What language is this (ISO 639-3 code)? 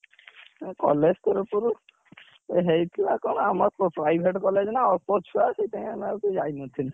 ori